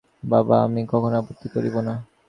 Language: Bangla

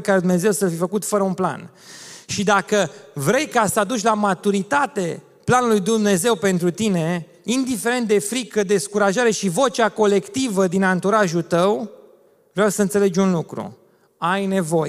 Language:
Romanian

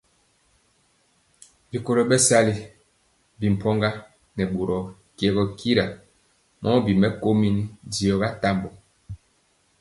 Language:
Mpiemo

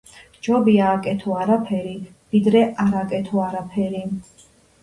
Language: Georgian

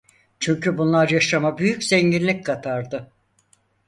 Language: Turkish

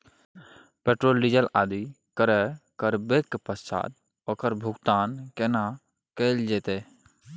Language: Maithili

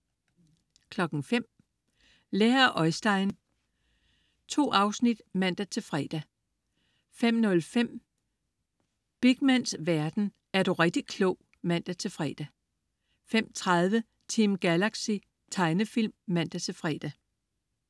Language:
Danish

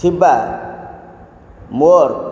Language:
Odia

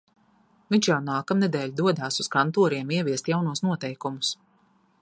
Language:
Latvian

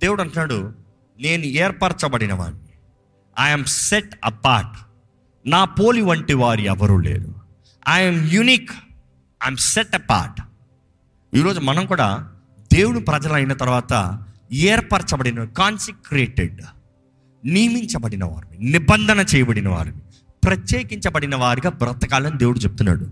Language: Telugu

